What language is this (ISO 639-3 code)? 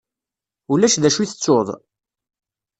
kab